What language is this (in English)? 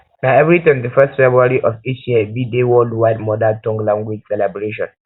Nigerian Pidgin